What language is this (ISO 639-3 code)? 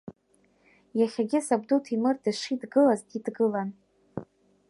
abk